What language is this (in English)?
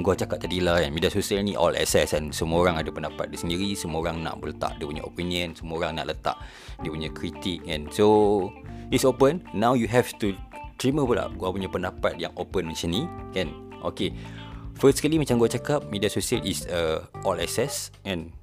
Malay